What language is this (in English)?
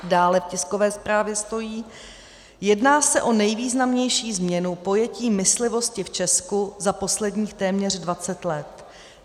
Czech